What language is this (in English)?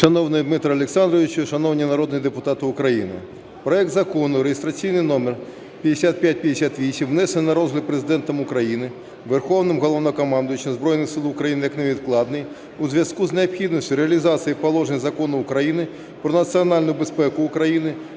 Ukrainian